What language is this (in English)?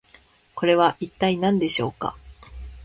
Japanese